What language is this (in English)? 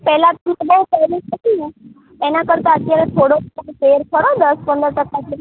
Gujarati